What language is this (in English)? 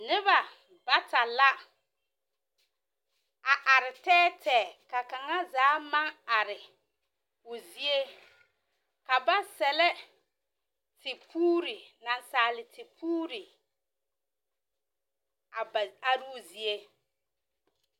Southern Dagaare